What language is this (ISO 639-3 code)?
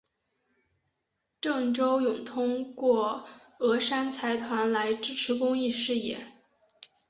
zho